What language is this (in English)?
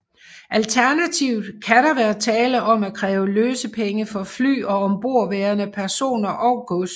Danish